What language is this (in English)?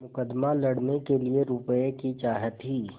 Hindi